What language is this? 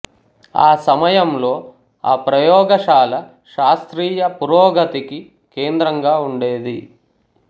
Telugu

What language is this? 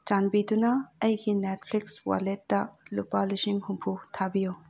Manipuri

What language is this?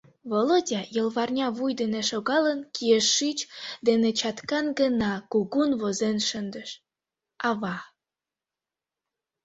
Mari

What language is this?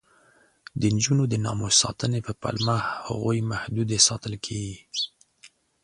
Pashto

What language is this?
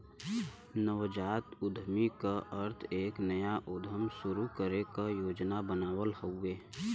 Bhojpuri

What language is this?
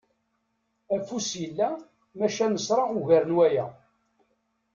Kabyle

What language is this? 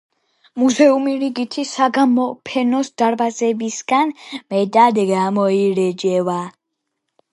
Georgian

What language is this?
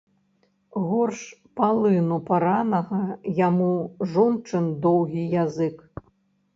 Belarusian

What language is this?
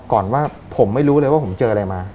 Thai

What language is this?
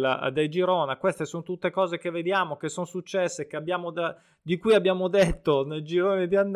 Italian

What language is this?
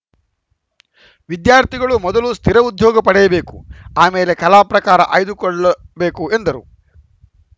Kannada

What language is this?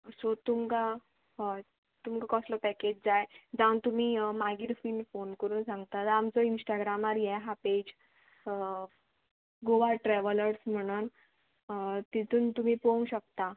Konkani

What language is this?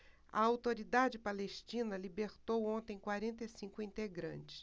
Portuguese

